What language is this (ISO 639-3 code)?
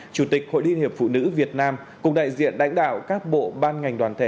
vie